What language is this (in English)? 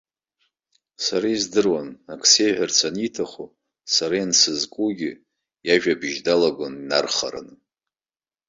Abkhazian